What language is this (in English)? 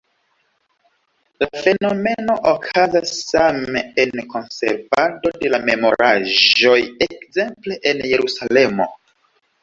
Esperanto